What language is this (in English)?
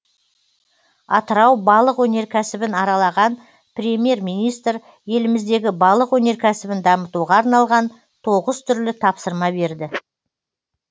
Kazakh